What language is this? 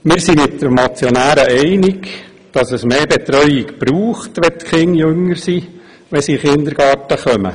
Swiss German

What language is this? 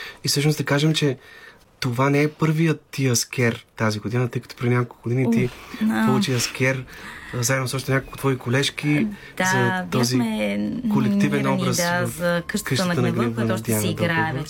Bulgarian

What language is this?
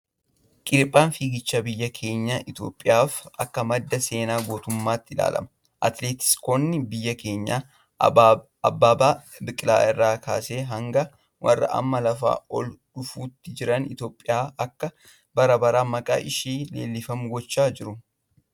Oromo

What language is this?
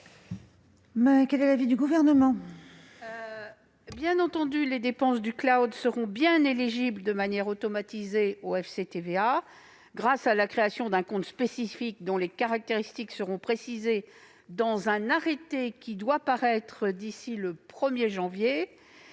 French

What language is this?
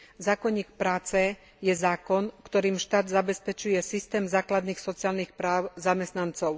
Slovak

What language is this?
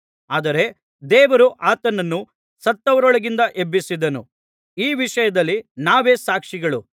Kannada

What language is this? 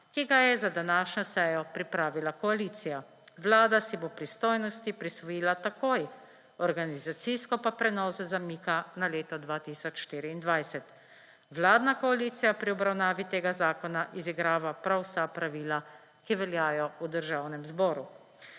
Slovenian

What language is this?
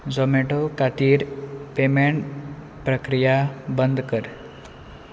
Konkani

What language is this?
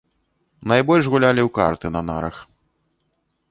Belarusian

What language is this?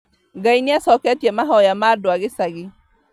Kikuyu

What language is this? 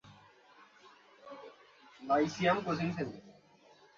Bangla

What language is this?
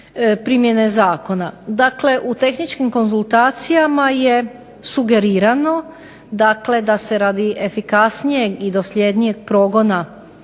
Croatian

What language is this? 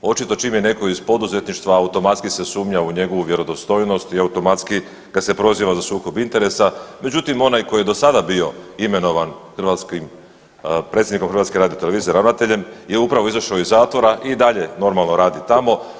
Croatian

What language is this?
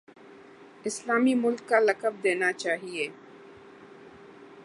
Urdu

